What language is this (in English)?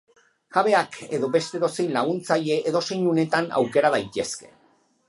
Basque